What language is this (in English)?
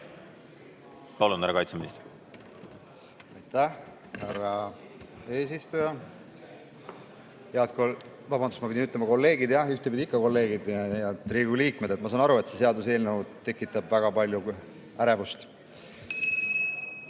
Estonian